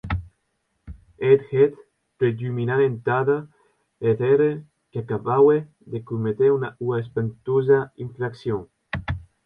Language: Occitan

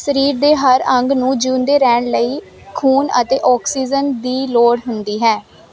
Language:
Punjabi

